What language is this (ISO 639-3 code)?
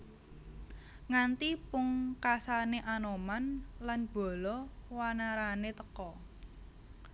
jav